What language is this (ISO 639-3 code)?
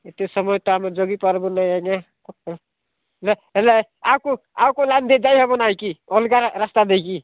ori